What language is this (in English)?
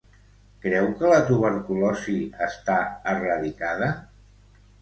Catalan